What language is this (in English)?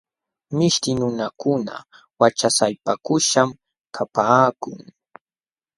Jauja Wanca Quechua